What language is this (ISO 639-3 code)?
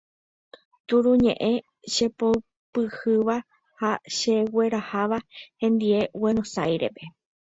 grn